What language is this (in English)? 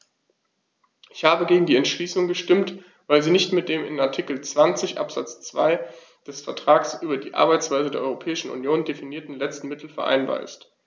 German